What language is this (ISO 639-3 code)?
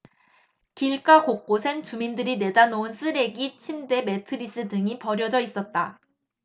kor